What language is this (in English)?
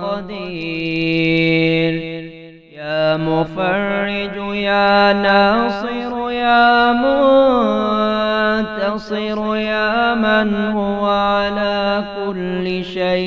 Arabic